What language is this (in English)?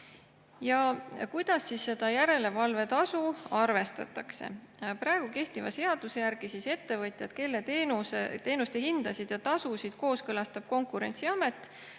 Estonian